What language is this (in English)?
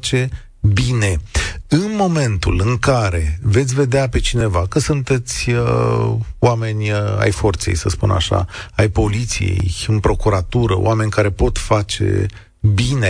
Romanian